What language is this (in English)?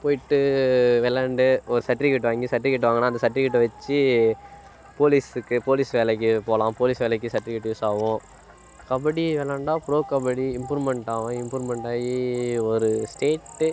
Tamil